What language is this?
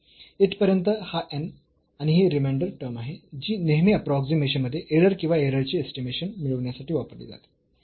Marathi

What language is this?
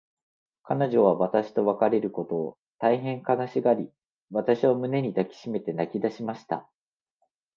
Japanese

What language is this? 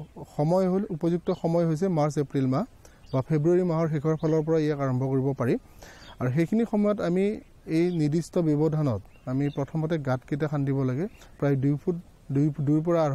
Bangla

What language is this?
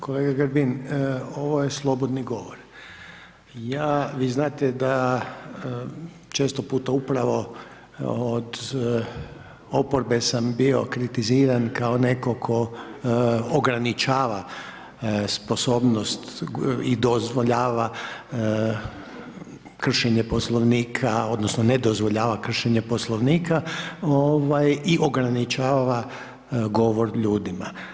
Croatian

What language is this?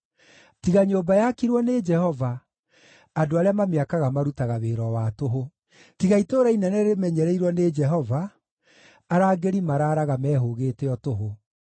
Kikuyu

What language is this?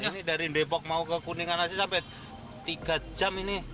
Indonesian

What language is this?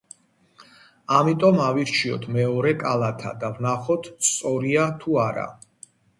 Georgian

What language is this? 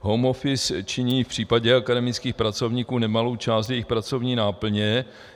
Czech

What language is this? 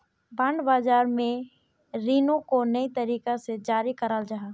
Magahi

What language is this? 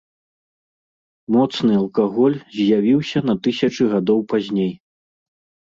Belarusian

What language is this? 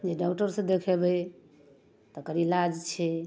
Maithili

